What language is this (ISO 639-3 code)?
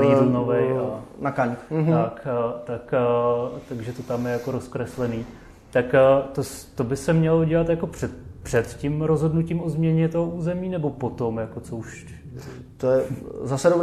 ces